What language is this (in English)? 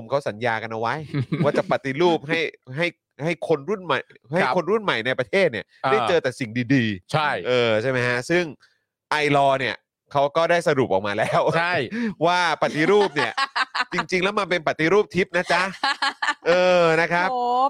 Thai